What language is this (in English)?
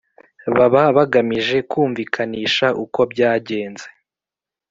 Kinyarwanda